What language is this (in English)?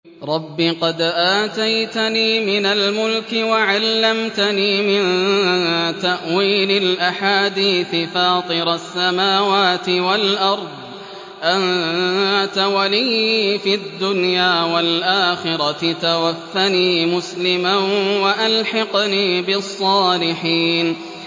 Arabic